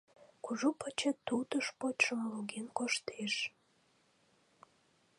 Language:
Mari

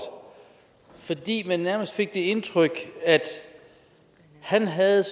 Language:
Danish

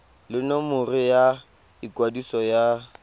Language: Tswana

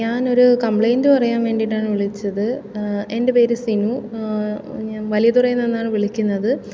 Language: Malayalam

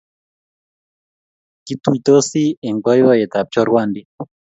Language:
Kalenjin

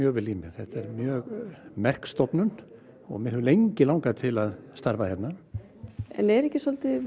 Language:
Icelandic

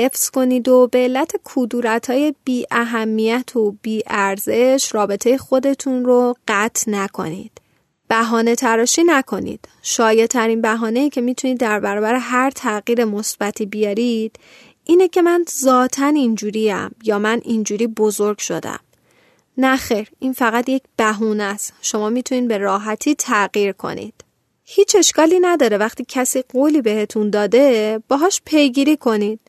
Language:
Persian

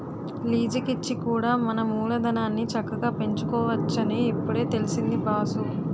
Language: Telugu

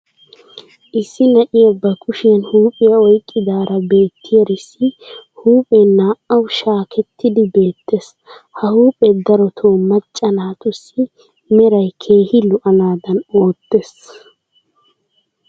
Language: Wolaytta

